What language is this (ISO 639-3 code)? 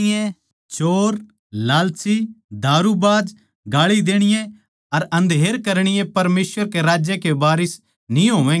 bgc